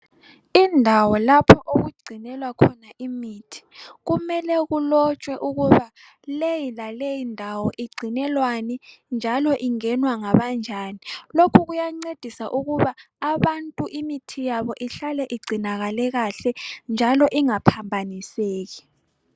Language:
North Ndebele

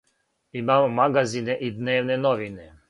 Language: Serbian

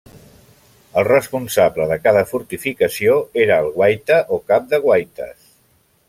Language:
Catalan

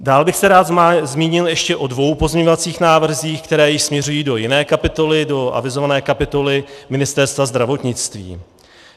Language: Czech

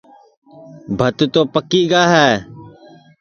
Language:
Sansi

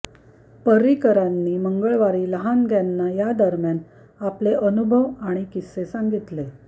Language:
Marathi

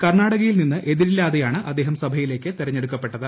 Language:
Malayalam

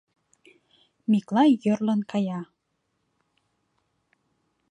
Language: Mari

